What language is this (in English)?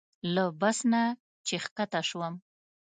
Pashto